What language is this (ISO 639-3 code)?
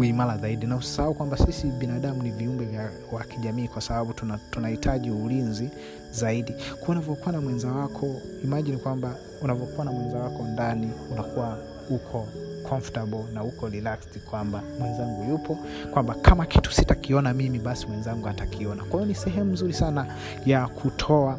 swa